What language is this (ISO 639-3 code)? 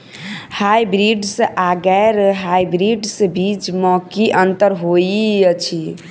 mai